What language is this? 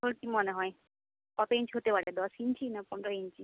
Bangla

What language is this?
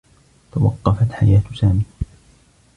Arabic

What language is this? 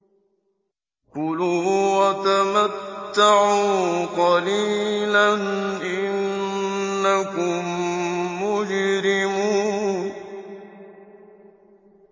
Arabic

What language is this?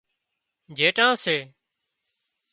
Wadiyara Koli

